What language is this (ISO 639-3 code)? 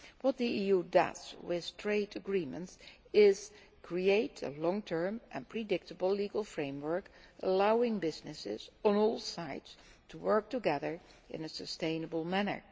eng